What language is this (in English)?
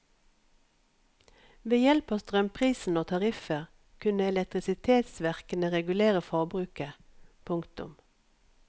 Norwegian